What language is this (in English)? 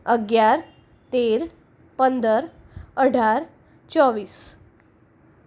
Gujarati